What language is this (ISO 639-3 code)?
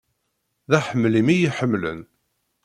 kab